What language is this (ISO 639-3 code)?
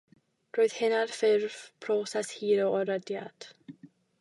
cym